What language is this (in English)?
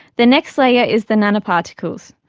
English